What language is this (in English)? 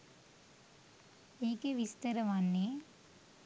Sinhala